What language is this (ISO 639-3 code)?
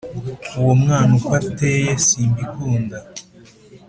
kin